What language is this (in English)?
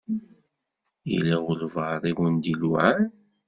Kabyle